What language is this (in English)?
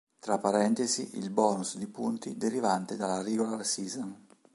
Italian